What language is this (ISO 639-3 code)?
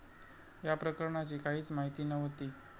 mar